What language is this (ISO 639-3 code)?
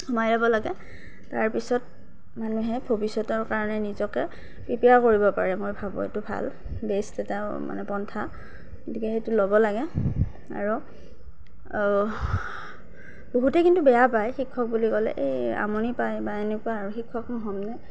asm